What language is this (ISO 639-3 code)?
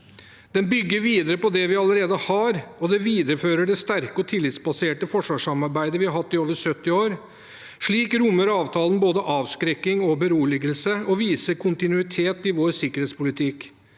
nor